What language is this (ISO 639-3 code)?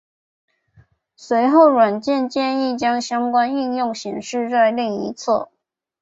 zho